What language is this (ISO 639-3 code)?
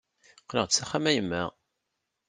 kab